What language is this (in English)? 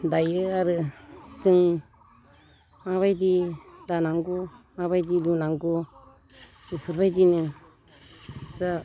Bodo